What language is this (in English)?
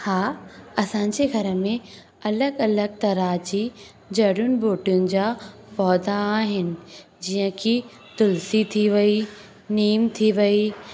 Sindhi